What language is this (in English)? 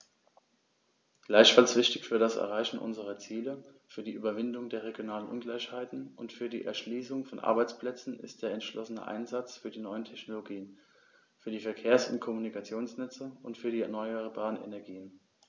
German